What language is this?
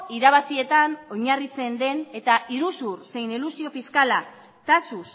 Basque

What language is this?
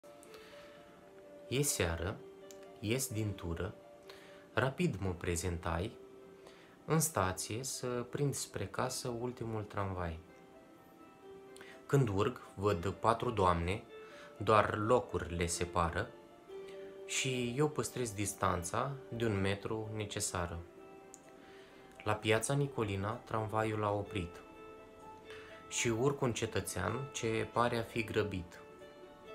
Romanian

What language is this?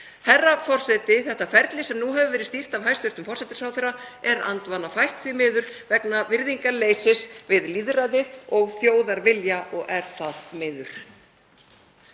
Icelandic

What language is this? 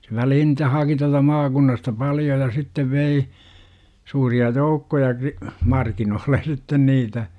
Finnish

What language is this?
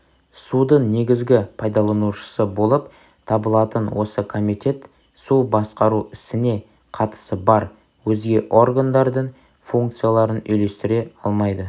Kazakh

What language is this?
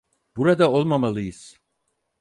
Turkish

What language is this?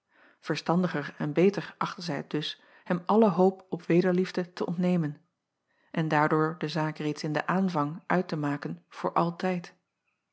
Dutch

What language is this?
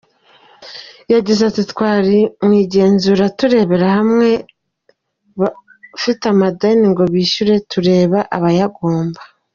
Kinyarwanda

